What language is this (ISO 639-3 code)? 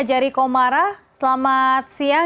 ind